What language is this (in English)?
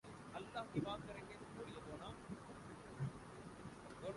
Urdu